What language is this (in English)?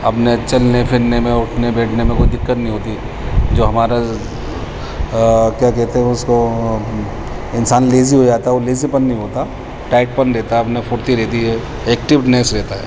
Urdu